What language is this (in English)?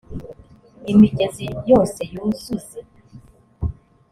Kinyarwanda